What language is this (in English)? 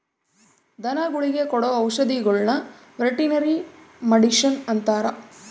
Kannada